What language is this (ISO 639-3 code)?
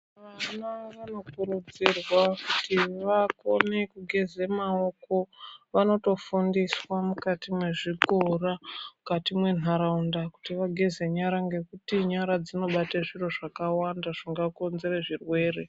ndc